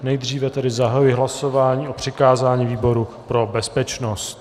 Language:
Czech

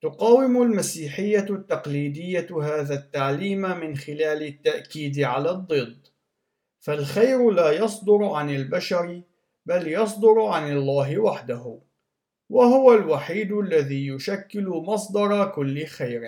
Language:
Arabic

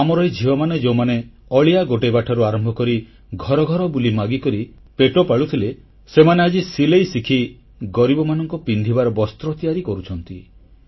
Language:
Odia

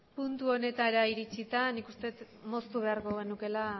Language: Basque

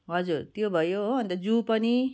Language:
Nepali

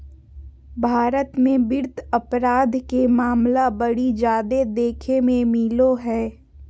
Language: Magahi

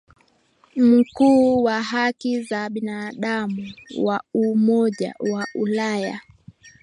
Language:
Swahili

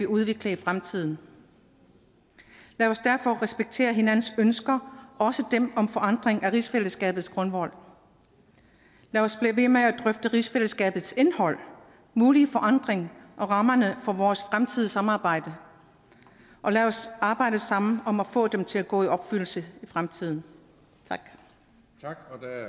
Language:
Danish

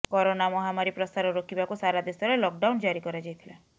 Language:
Odia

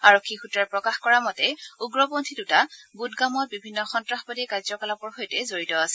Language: Assamese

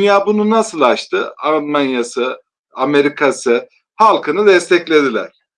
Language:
Turkish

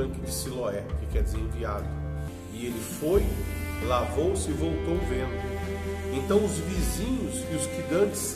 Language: Portuguese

